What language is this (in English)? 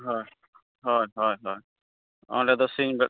Santali